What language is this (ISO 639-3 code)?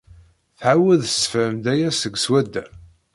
kab